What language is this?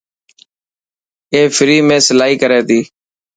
Dhatki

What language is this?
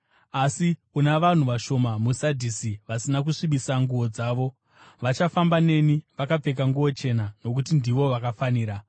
Shona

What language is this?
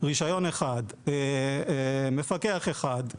Hebrew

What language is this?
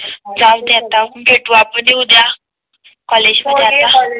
Marathi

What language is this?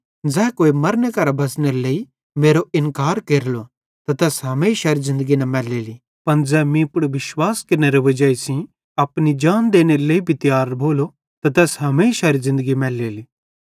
Bhadrawahi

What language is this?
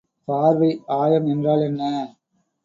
Tamil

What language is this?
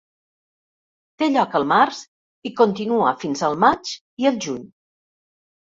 Catalan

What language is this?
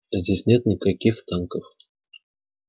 Russian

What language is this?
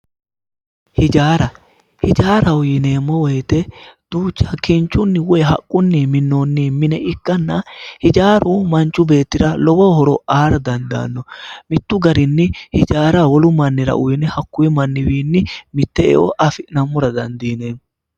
Sidamo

